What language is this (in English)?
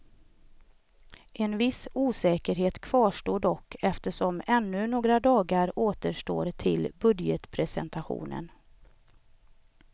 Swedish